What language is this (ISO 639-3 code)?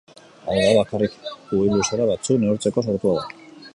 eus